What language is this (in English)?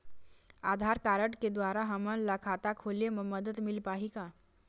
Chhattisgarhi